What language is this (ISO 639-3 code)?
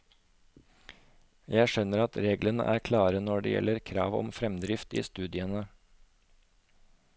nor